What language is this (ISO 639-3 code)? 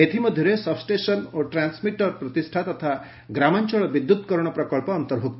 ori